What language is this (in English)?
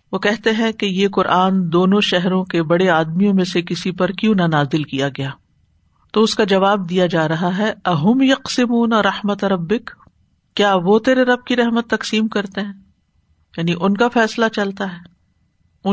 Urdu